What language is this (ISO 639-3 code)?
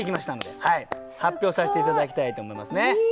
jpn